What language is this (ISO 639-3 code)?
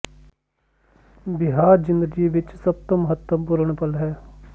pan